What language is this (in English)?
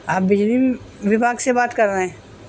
Urdu